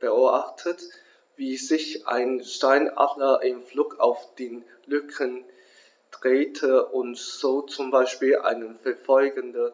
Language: German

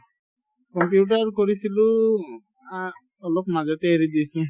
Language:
Assamese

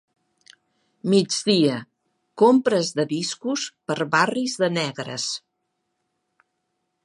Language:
Catalan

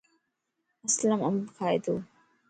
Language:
Lasi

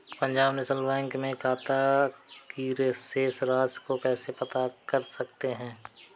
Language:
Hindi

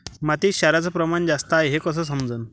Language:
Marathi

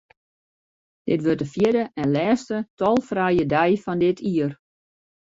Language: Western Frisian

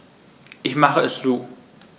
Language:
German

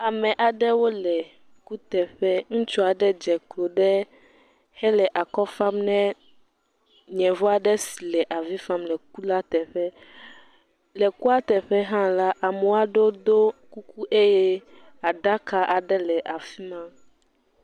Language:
Ewe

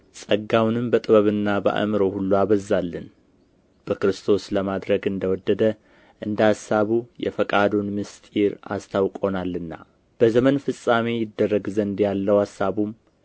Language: Amharic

